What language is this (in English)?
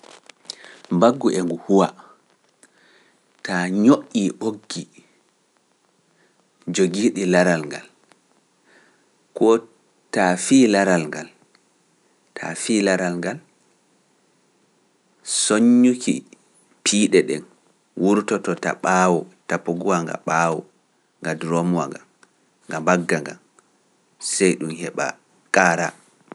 Pular